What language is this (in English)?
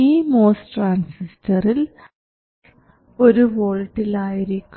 Malayalam